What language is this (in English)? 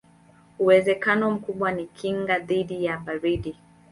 Swahili